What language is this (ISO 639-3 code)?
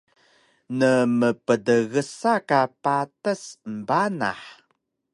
trv